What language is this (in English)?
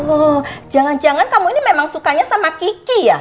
Indonesian